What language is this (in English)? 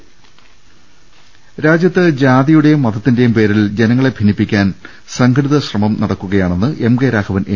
Malayalam